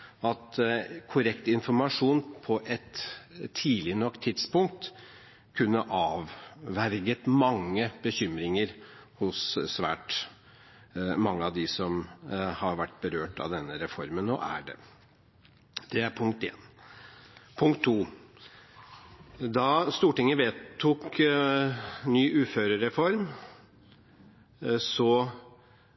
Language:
Norwegian Bokmål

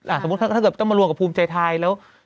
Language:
Thai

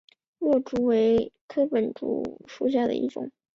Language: Chinese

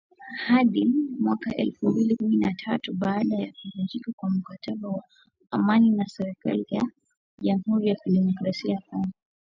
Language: Swahili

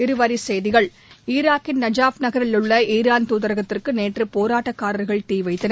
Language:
Tamil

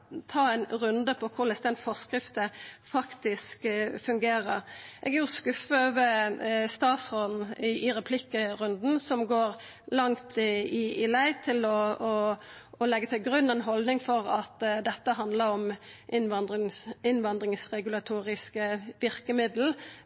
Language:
Norwegian Nynorsk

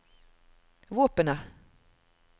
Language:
Norwegian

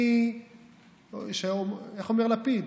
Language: Hebrew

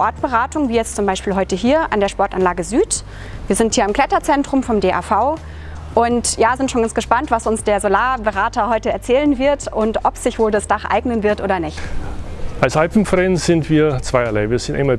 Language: German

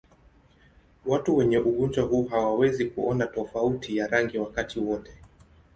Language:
Swahili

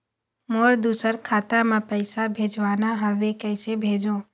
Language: Chhattisgarhi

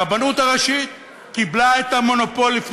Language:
Hebrew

